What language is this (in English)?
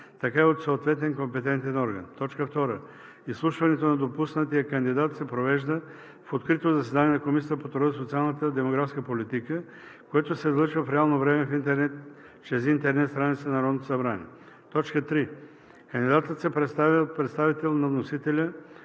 Bulgarian